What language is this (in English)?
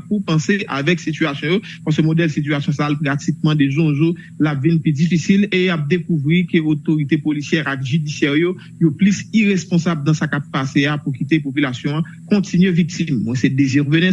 French